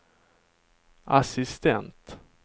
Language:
Swedish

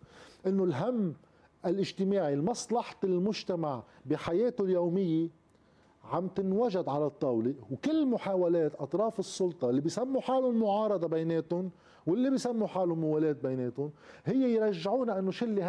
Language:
Arabic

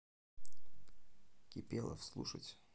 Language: Russian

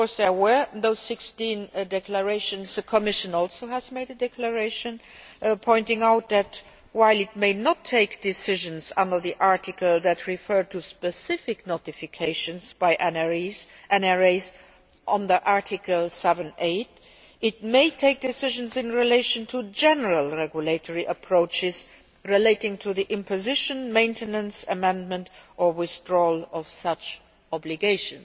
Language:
English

